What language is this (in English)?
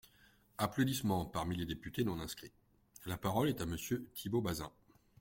French